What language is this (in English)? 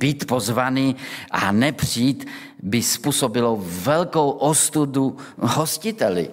Czech